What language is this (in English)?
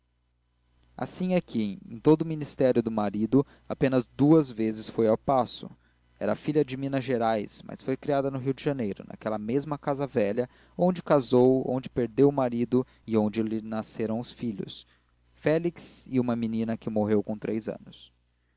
Portuguese